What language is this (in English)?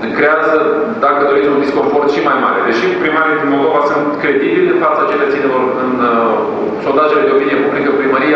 Romanian